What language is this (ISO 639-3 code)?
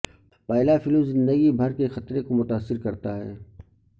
urd